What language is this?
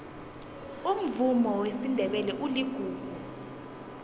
South Ndebele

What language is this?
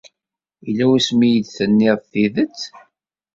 Kabyle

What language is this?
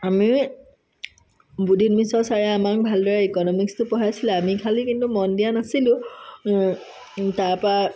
Assamese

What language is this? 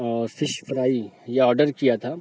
Urdu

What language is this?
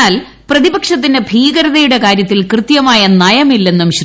Malayalam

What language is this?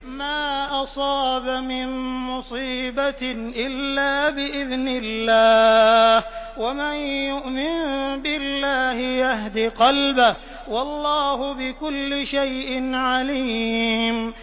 Arabic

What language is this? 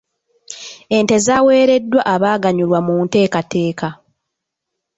Ganda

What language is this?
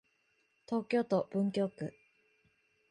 Japanese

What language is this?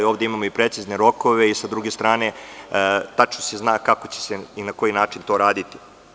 Serbian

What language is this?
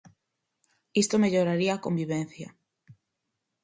Galician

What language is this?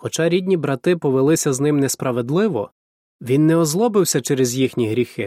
Ukrainian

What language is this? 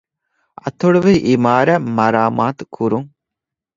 Divehi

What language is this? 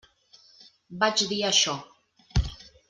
Catalan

